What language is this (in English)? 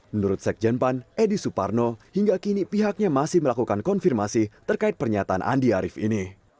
Indonesian